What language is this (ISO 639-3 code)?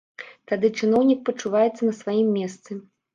bel